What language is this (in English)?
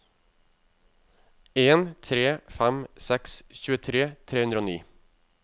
Norwegian